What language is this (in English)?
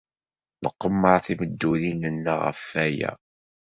Kabyle